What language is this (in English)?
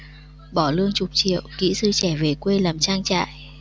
Vietnamese